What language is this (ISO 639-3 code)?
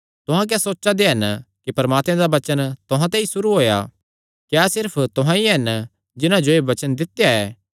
xnr